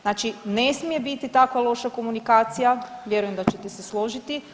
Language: Croatian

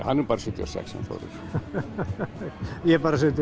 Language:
Icelandic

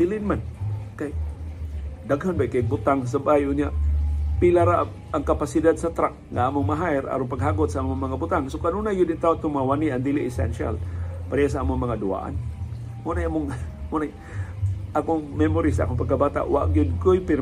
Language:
Filipino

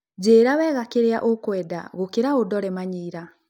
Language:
Kikuyu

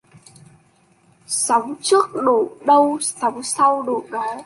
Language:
Vietnamese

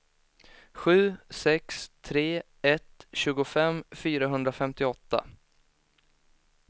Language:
Swedish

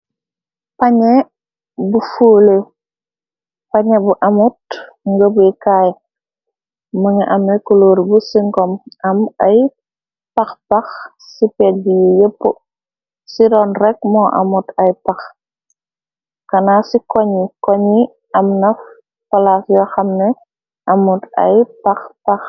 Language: Wolof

